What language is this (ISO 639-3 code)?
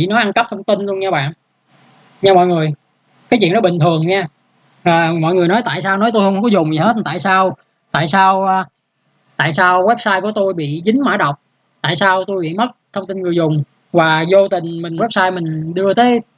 vie